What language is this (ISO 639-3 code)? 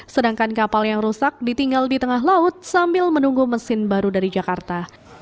ind